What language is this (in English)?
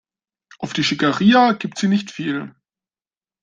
German